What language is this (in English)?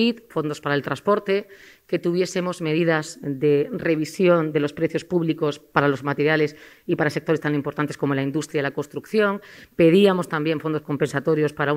Spanish